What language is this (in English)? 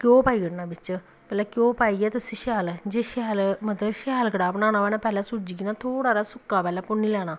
Dogri